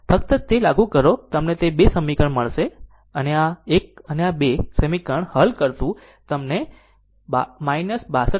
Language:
Gujarati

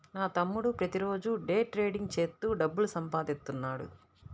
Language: Telugu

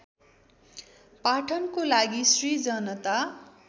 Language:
Nepali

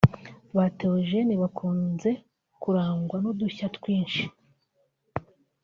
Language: Kinyarwanda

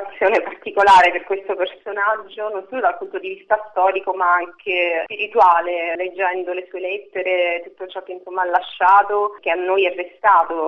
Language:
Italian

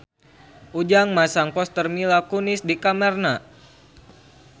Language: Sundanese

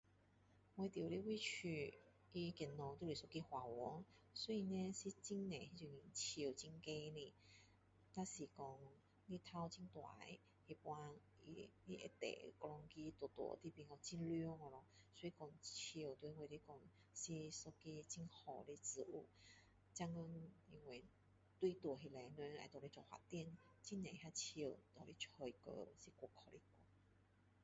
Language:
Min Dong Chinese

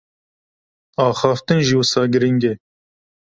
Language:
Kurdish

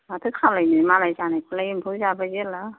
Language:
Bodo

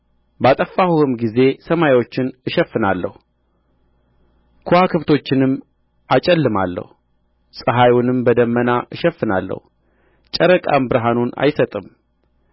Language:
Amharic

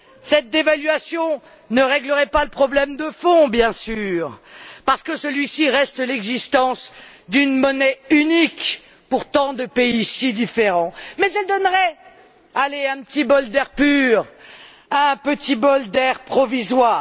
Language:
French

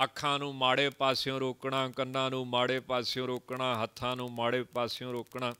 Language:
Hindi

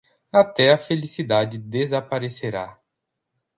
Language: Portuguese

